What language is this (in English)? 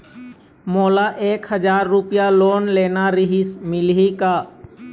Chhattisgarhi